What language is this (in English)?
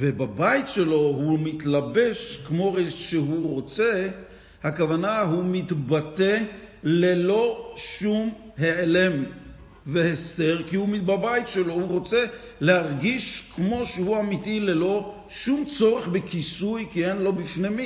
Hebrew